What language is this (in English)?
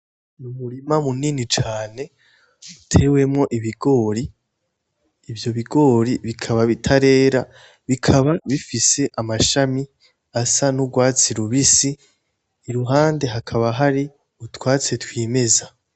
Rundi